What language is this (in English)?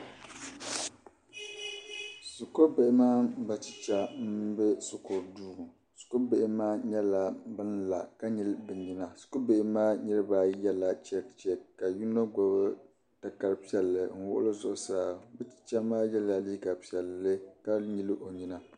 Dagbani